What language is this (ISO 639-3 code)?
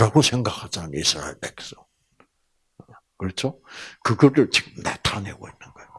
kor